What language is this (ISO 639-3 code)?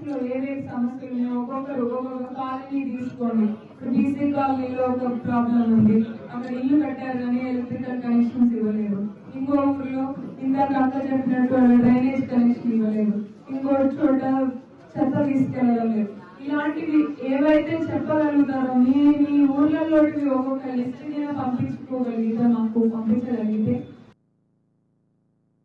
tel